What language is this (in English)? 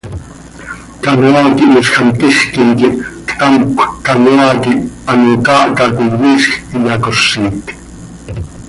Seri